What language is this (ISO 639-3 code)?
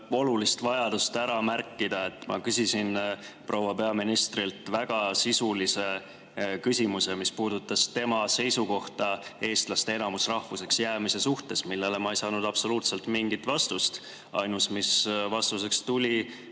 est